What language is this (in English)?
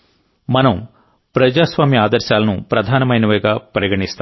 Telugu